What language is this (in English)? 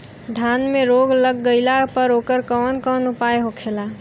Bhojpuri